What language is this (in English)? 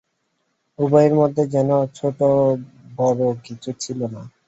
Bangla